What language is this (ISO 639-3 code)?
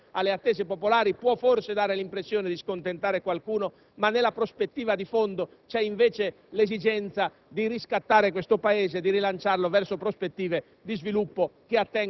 ita